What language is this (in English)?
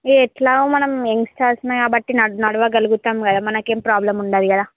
Telugu